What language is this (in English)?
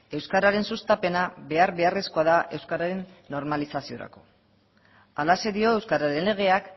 Basque